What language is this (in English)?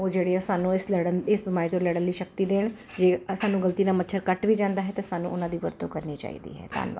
Punjabi